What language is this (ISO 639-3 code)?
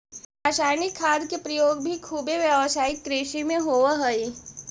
mag